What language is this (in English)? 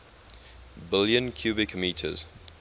English